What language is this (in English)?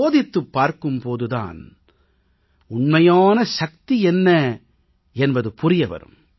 Tamil